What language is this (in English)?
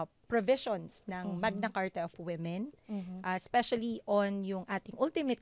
Filipino